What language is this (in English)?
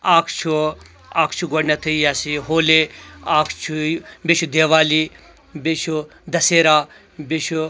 Kashmiri